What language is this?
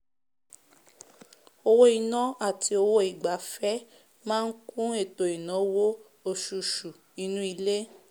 Yoruba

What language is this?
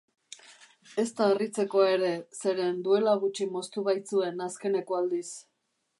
Basque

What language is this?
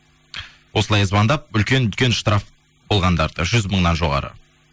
Kazakh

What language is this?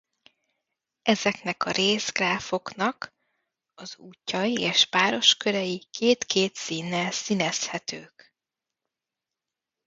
Hungarian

